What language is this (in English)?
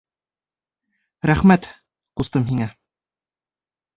Bashkir